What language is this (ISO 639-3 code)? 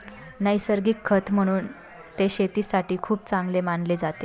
mar